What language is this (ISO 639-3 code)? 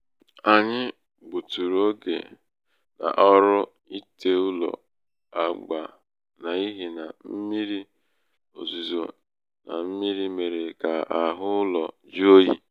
ibo